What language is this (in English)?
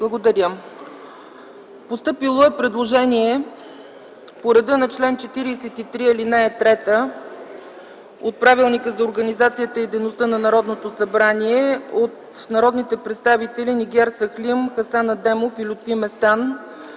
Bulgarian